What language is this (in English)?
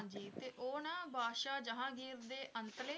Punjabi